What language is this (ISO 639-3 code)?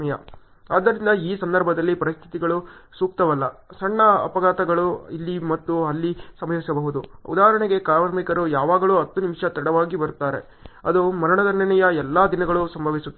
kan